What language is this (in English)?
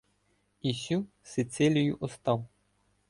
Ukrainian